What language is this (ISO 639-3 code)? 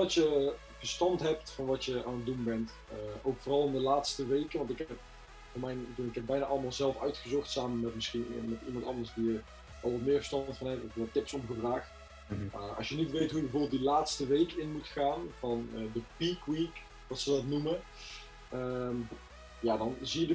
nld